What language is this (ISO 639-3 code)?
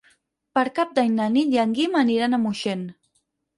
cat